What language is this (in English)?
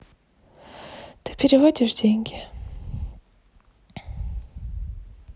Russian